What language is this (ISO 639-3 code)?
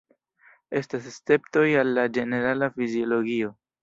epo